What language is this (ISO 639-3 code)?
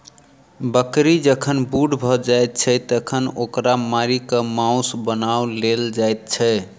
mai